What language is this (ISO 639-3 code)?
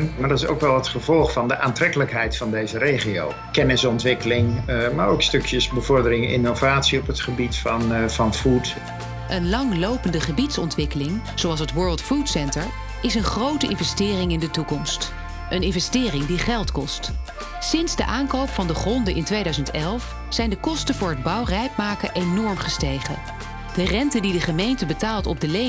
nld